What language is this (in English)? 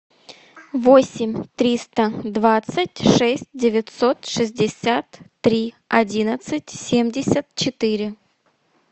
Russian